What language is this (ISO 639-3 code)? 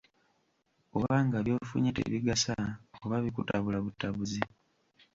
lug